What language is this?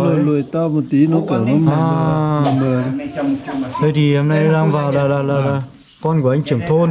Vietnamese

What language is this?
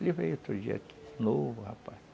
Portuguese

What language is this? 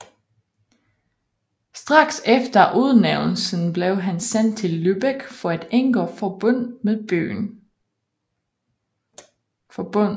Danish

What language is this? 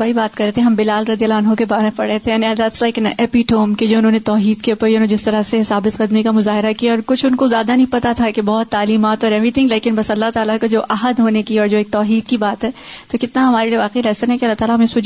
Urdu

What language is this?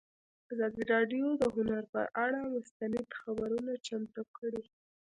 Pashto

